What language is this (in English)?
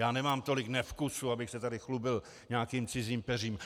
Czech